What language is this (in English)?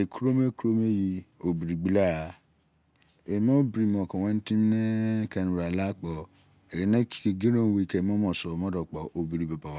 Izon